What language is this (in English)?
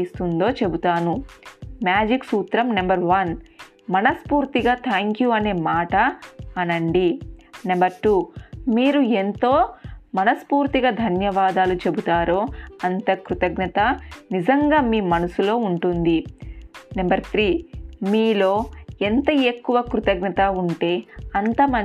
Telugu